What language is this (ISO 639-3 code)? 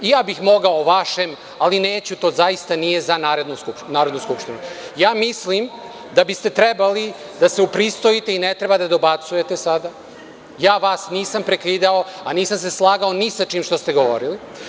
srp